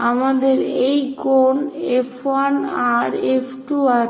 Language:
Bangla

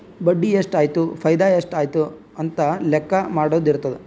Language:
Kannada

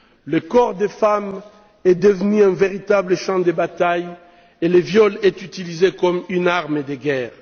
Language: French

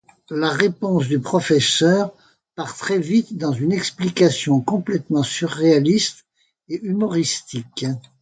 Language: French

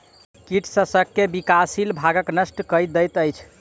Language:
Maithili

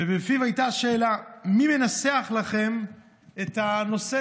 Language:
Hebrew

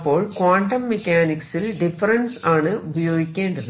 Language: Malayalam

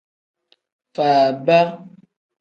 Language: Tem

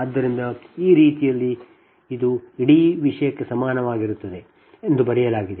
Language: Kannada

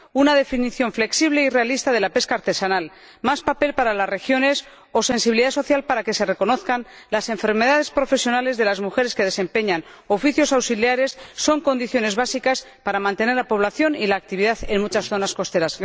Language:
Spanish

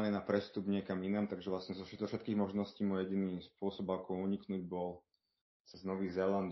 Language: Slovak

